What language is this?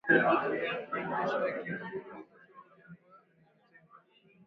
Swahili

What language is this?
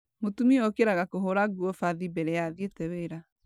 Kikuyu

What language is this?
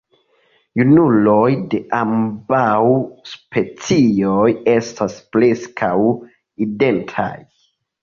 Esperanto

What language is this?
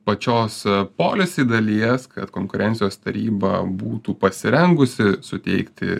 Lithuanian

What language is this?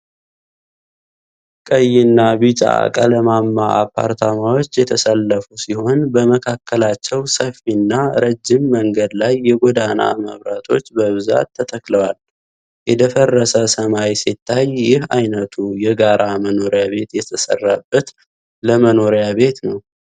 Amharic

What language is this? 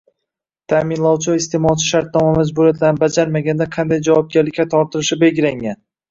Uzbek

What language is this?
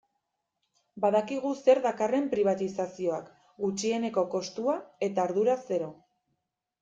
Basque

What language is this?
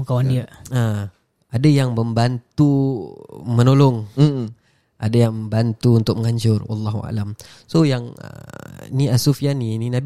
Malay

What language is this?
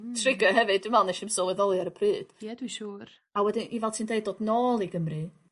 Welsh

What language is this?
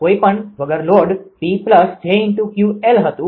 Gujarati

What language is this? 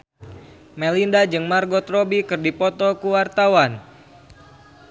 Sundanese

